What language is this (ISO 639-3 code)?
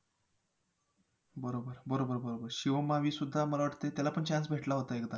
mar